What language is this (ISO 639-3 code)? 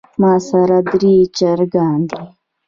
pus